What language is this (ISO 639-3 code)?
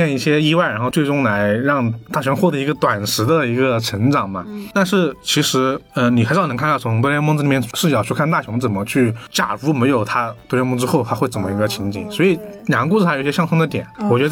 zho